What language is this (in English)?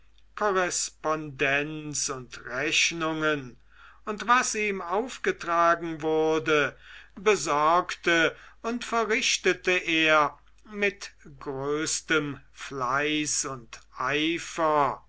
German